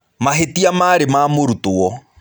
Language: Kikuyu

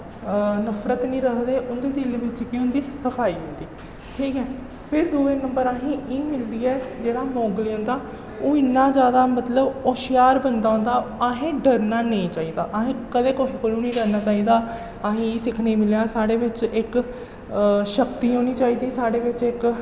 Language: Dogri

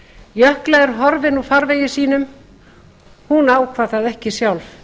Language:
Icelandic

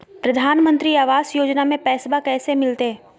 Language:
Magahi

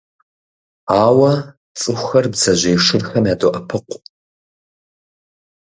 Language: Kabardian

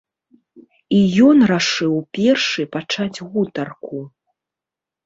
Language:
Belarusian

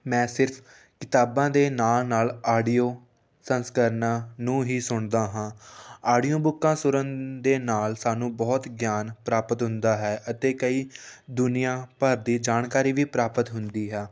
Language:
Punjabi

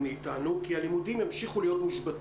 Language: Hebrew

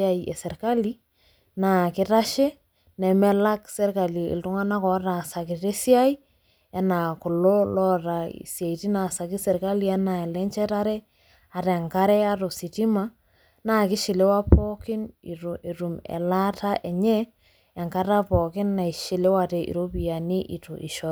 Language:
Masai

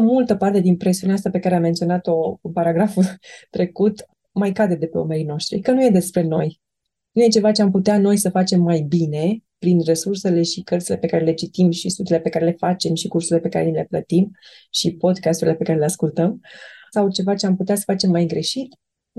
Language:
Romanian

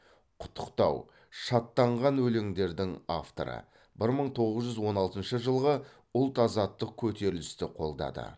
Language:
Kazakh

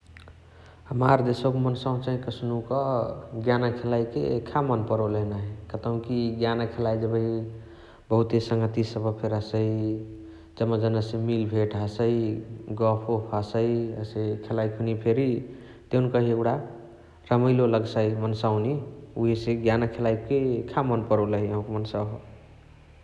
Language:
Chitwania Tharu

